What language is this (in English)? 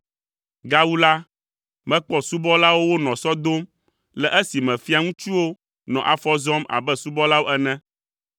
Ewe